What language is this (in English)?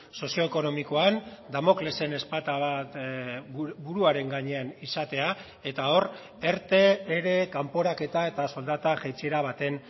Basque